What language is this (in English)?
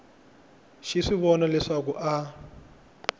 Tsonga